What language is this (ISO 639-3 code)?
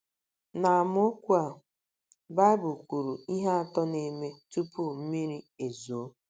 ibo